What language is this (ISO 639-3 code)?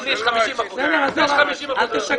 heb